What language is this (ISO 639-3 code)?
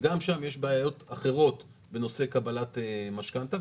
heb